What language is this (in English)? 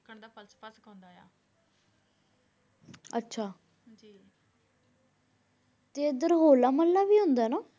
Punjabi